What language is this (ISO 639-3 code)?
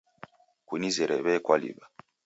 dav